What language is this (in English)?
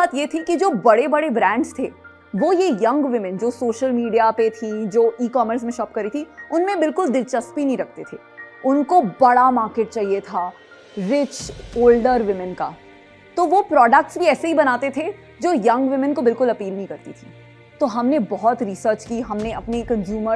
Hindi